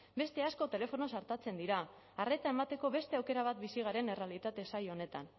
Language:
Basque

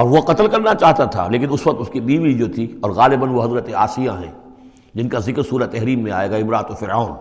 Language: Urdu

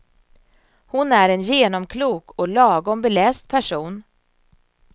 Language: Swedish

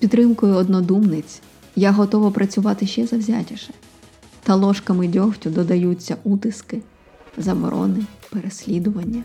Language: Ukrainian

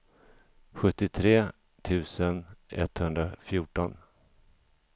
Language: Swedish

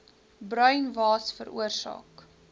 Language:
Afrikaans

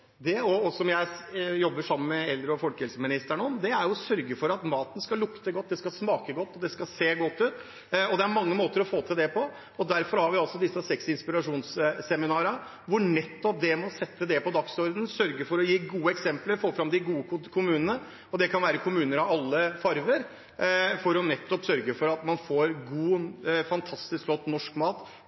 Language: Norwegian Bokmål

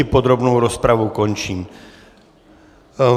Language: Czech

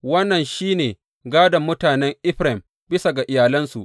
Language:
Hausa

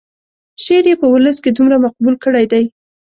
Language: Pashto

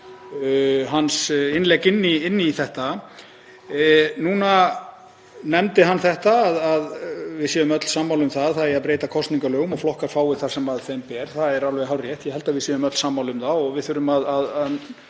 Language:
Icelandic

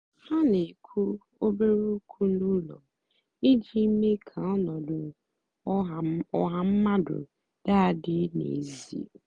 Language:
Igbo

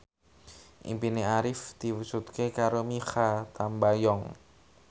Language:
Javanese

